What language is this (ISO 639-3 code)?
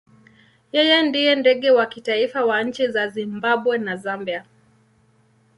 swa